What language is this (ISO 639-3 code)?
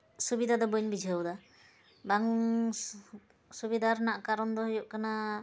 sat